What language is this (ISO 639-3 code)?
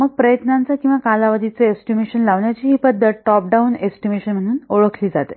mar